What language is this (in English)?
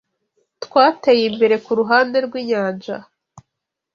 Kinyarwanda